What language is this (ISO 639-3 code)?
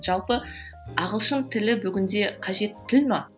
kaz